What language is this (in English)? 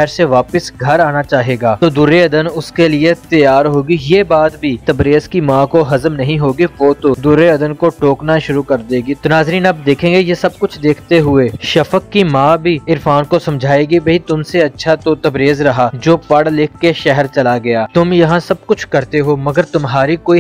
Hindi